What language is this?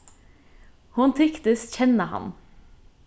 Faroese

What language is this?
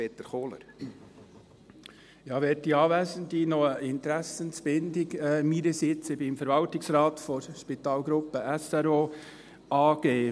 Swiss German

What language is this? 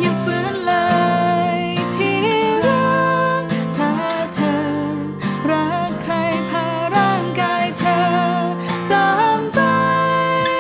Thai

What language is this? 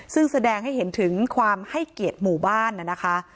Thai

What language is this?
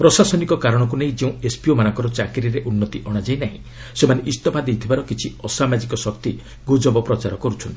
Odia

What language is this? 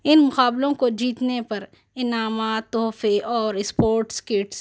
Urdu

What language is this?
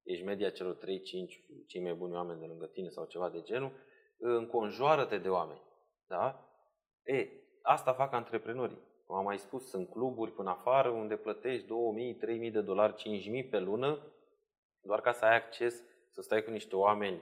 Romanian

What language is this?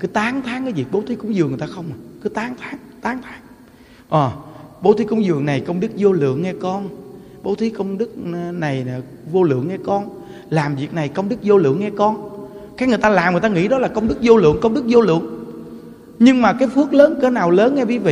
Vietnamese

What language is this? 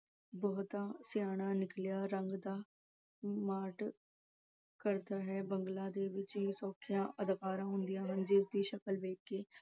Punjabi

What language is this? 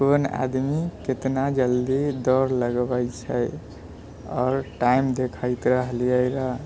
Maithili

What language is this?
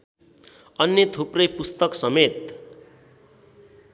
Nepali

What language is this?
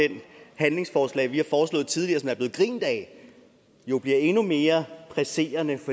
Danish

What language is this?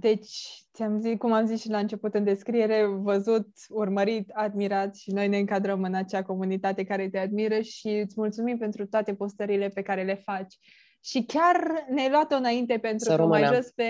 Romanian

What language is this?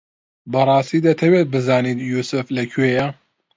Central Kurdish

